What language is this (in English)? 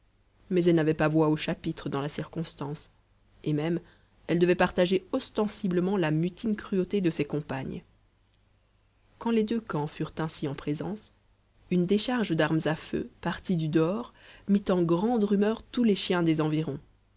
French